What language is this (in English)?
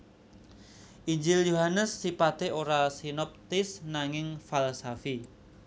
Javanese